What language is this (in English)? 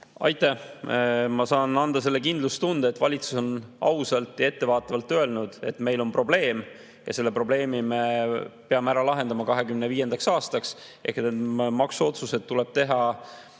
Estonian